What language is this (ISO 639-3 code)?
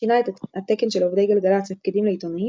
heb